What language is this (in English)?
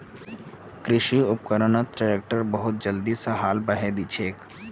Magahi